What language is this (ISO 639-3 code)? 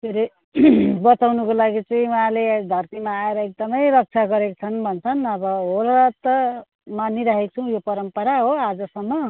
nep